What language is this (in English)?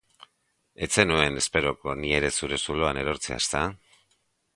Basque